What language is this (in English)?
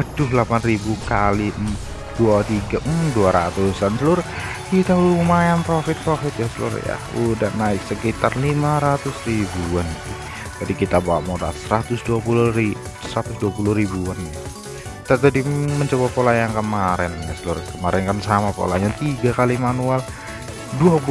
Indonesian